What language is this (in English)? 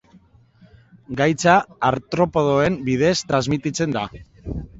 Basque